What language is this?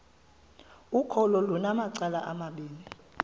Xhosa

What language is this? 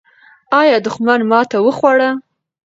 Pashto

